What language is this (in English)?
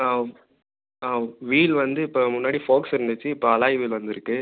Tamil